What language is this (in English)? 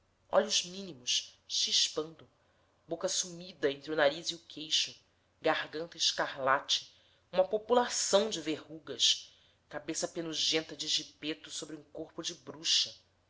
Portuguese